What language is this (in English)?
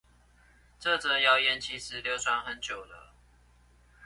Chinese